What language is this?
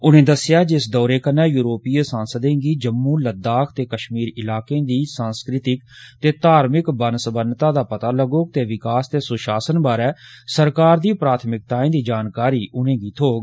Dogri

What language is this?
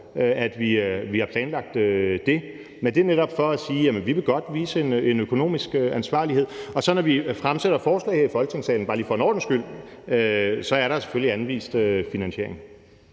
Danish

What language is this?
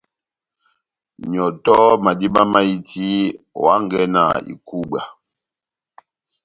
Batanga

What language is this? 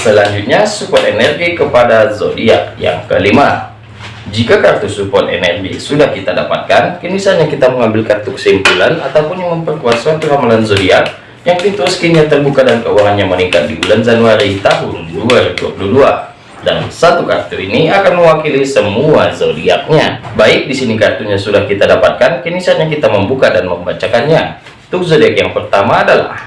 Indonesian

